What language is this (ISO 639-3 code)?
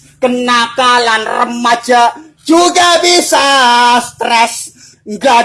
ind